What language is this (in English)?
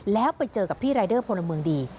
Thai